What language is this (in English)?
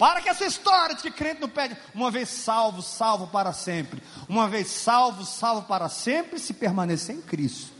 Portuguese